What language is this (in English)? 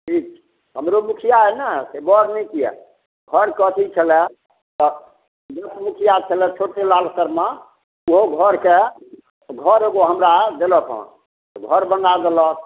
Maithili